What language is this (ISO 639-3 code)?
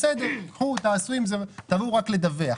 heb